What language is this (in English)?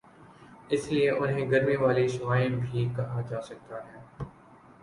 Urdu